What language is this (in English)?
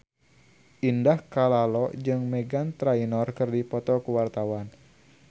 Sundanese